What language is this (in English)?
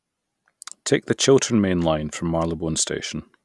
English